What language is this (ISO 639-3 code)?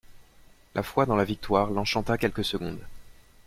fra